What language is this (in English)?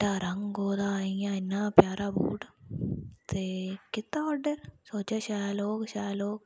Dogri